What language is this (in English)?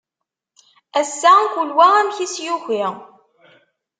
Kabyle